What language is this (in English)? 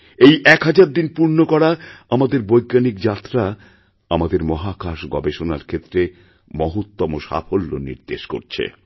Bangla